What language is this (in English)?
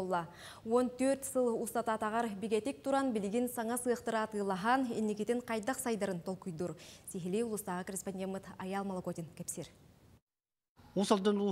Turkish